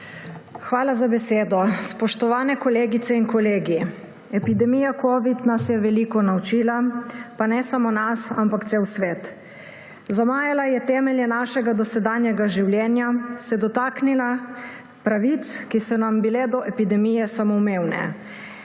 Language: Slovenian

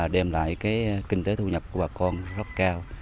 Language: Vietnamese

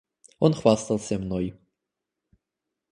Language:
Russian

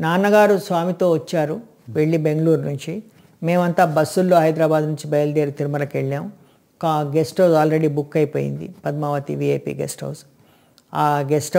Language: Hindi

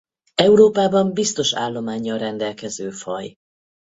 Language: Hungarian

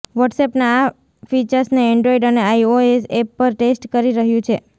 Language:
Gujarati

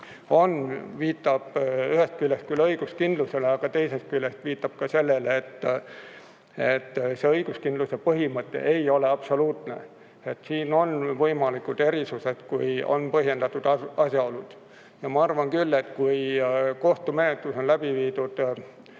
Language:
Estonian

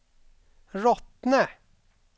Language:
Swedish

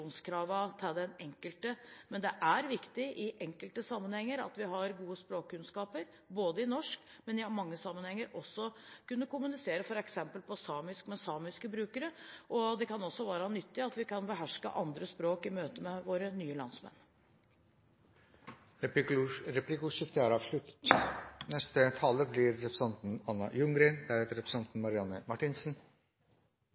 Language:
Norwegian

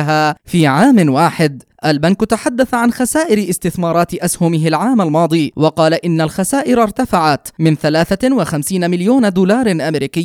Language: Arabic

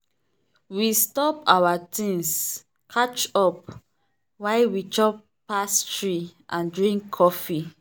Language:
Nigerian Pidgin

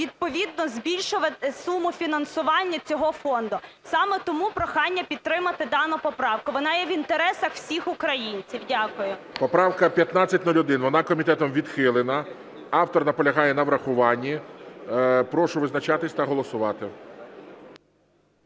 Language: Ukrainian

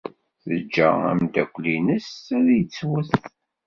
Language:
Kabyle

